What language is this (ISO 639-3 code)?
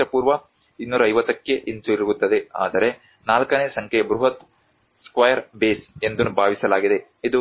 kan